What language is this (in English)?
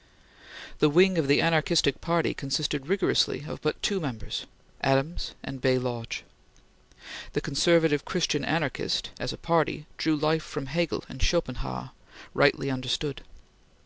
English